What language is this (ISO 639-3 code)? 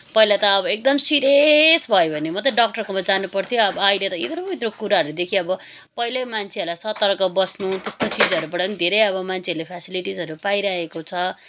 nep